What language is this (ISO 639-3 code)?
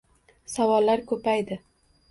uzb